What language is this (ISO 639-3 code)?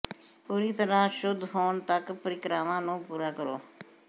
pan